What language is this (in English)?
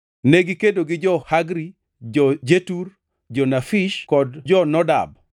Luo (Kenya and Tanzania)